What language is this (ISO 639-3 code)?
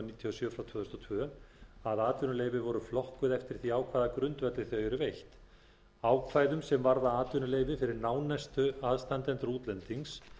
isl